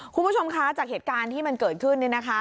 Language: Thai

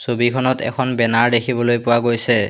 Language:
Assamese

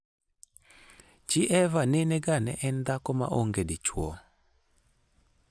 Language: Luo (Kenya and Tanzania)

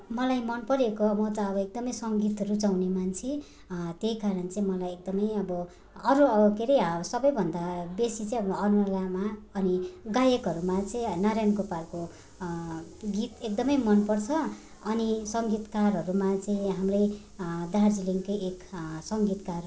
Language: Nepali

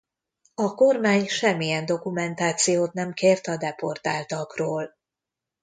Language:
Hungarian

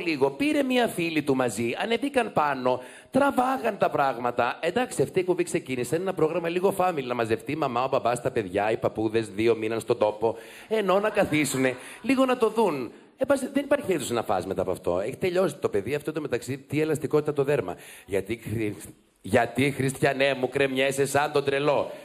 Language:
Greek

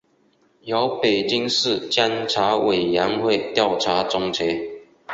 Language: Chinese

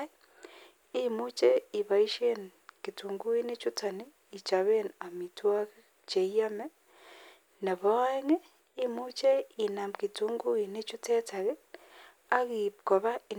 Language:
Kalenjin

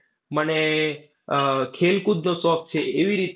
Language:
Gujarati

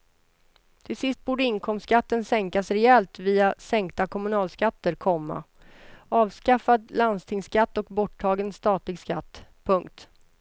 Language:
Swedish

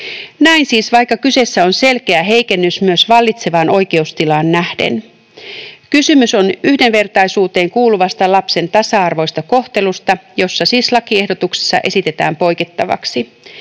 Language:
Finnish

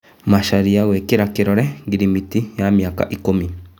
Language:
Kikuyu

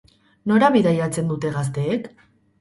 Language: Basque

